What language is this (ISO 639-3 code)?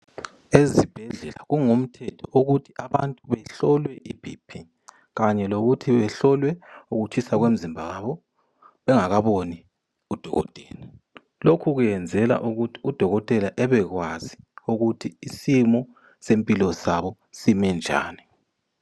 nde